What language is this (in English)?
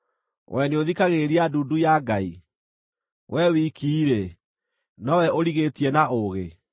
Kikuyu